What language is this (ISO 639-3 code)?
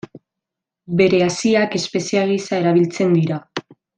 eus